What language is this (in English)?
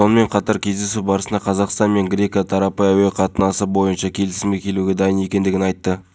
Kazakh